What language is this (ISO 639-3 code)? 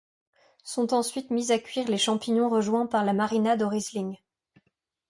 fra